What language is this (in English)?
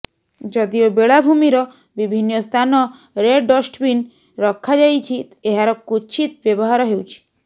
Odia